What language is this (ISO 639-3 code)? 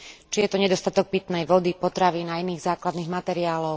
slk